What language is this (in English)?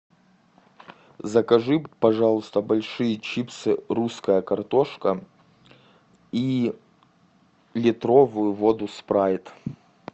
Russian